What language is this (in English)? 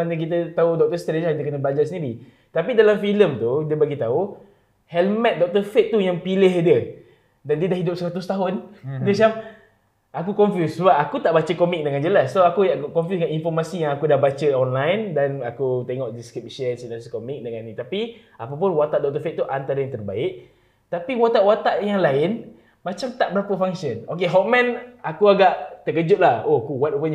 Malay